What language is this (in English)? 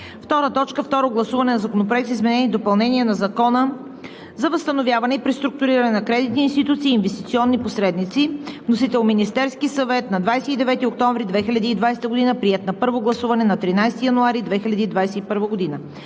Bulgarian